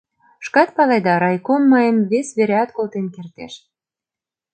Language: Mari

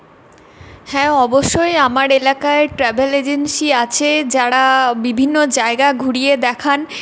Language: Bangla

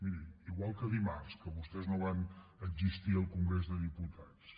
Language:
Catalan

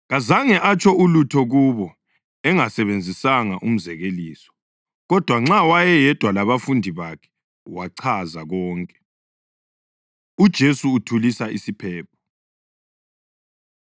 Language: North Ndebele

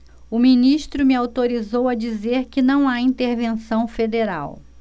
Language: Portuguese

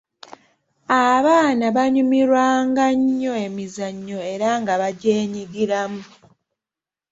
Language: Ganda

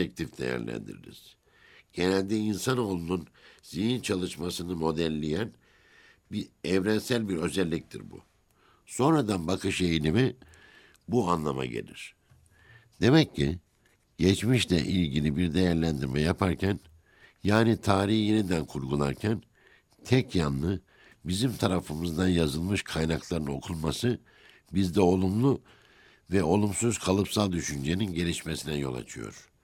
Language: Turkish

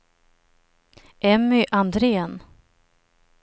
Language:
Swedish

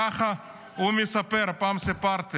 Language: Hebrew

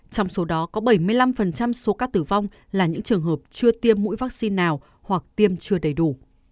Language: Vietnamese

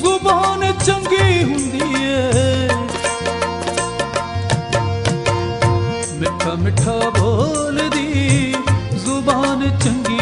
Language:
Hindi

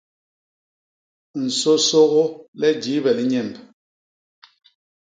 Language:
Basaa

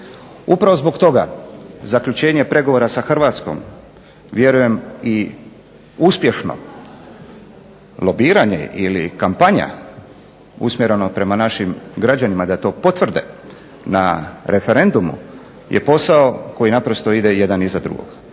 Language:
Croatian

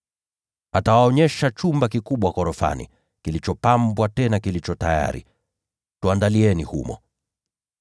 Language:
Swahili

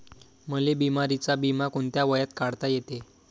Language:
Marathi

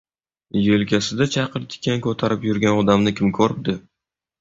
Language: Uzbek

